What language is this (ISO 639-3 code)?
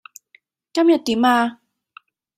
yue